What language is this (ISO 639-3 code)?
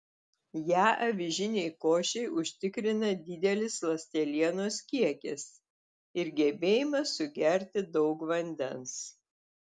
lit